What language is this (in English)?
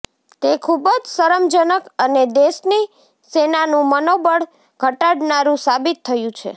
Gujarati